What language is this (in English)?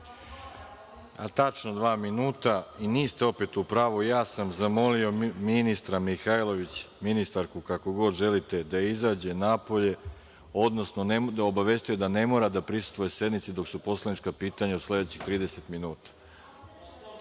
Serbian